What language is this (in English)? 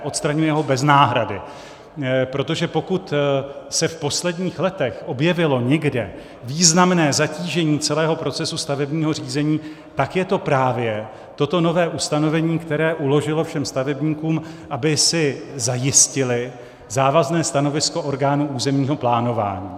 Czech